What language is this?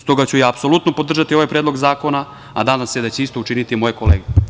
Serbian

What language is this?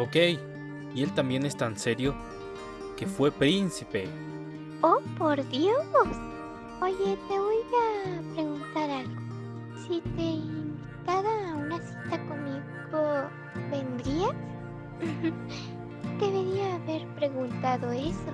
Spanish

